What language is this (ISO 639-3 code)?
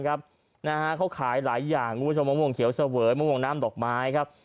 tha